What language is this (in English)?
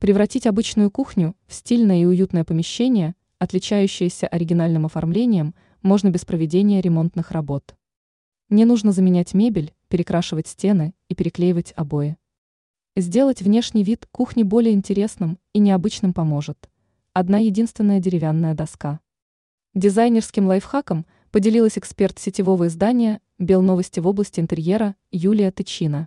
Russian